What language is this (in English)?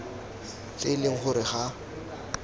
Tswana